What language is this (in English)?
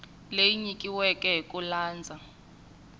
Tsonga